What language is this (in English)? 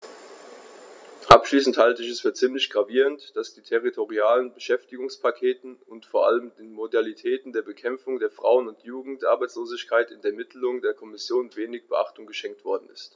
German